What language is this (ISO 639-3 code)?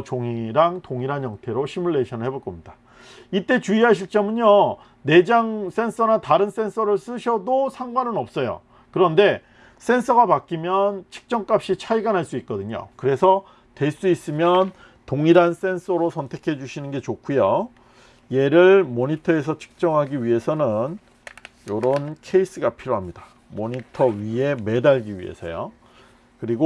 kor